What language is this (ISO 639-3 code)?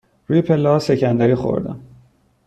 fas